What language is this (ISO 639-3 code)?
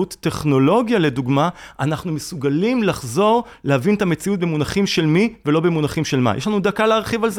heb